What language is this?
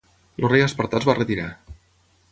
Catalan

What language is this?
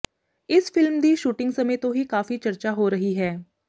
Punjabi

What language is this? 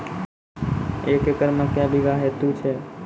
Maithili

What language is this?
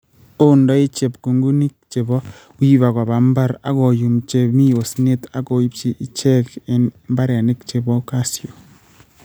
Kalenjin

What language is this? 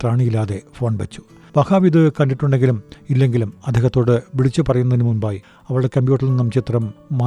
Malayalam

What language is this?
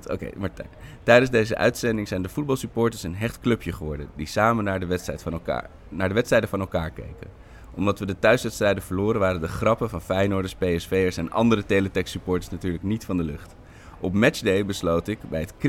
Dutch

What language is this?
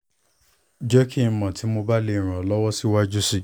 Yoruba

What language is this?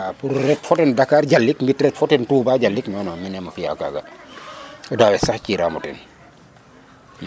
Serer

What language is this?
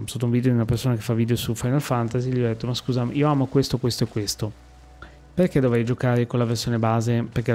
Italian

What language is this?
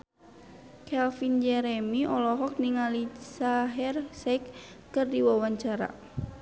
Sundanese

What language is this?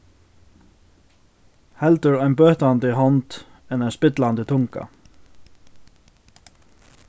Faroese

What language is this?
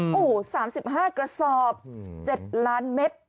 Thai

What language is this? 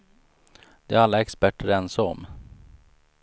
Swedish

